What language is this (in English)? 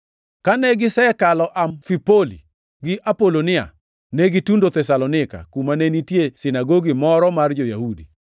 Luo (Kenya and Tanzania)